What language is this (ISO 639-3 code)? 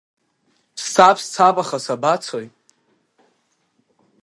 abk